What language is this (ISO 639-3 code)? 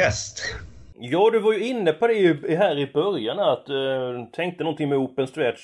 swe